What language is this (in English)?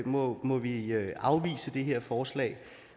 Danish